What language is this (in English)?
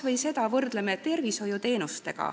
Estonian